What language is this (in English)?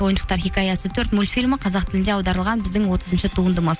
Kazakh